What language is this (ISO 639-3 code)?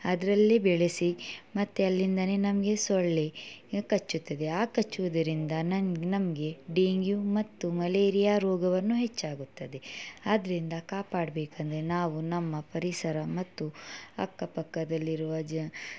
kan